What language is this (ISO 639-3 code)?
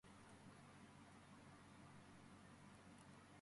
kat